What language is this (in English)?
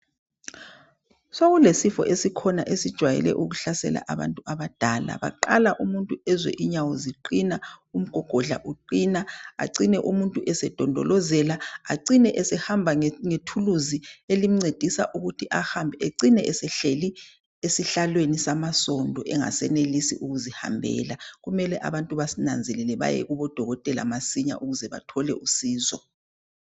North Ndebele